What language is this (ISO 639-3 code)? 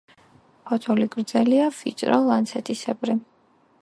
kat